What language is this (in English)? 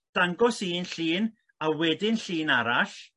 Welsh